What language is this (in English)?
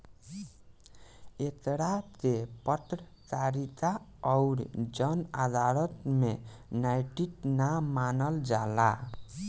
Bhojpuri